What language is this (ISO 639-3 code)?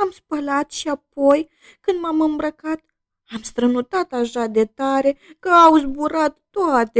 ron